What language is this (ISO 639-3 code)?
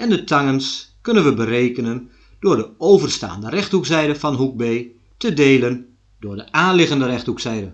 nld